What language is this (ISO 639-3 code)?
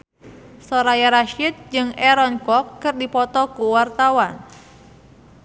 sun